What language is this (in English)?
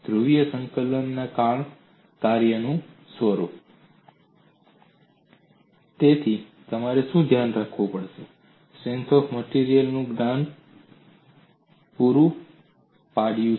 Gujarati